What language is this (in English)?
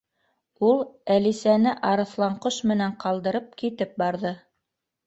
Bashkir